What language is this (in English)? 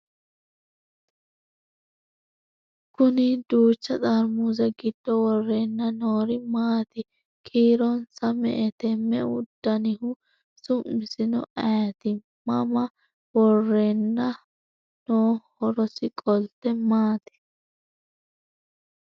Sidamo